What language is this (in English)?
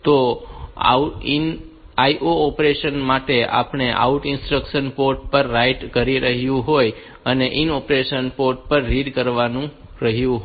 Gujarati